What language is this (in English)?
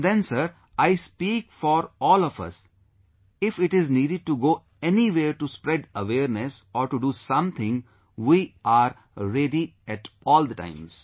English